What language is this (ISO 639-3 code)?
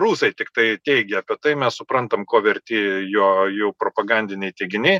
lit